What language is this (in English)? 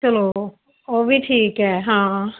Punjabi